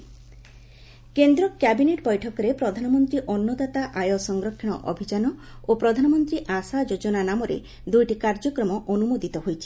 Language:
Odia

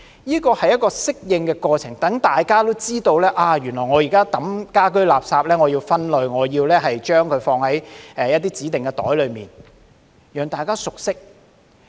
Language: Cantonese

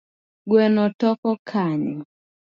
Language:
Luo (Kenya and Tanzania)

